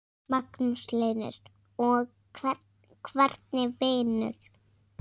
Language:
Icelandic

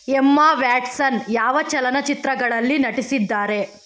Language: Kannada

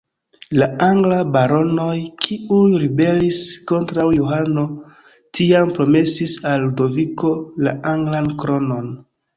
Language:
Esperanto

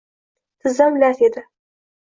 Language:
Uzbek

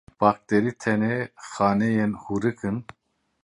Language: Kurdish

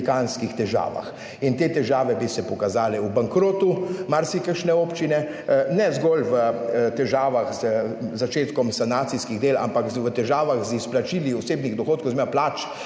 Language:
Slovenian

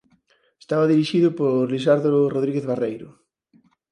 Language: Galician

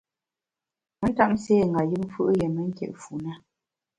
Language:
Bamun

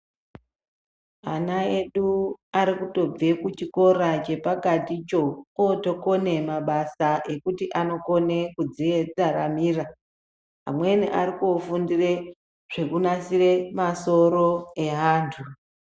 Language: Ndau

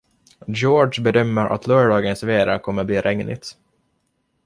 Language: Swedish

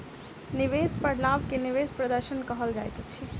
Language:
Maithili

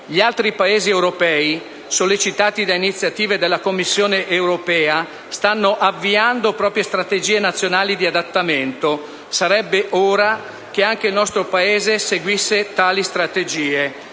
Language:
Italian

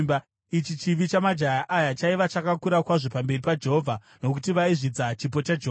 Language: Shona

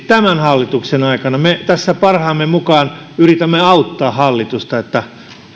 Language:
Finnish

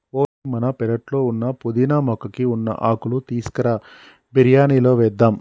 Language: Telugu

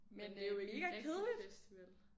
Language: Danish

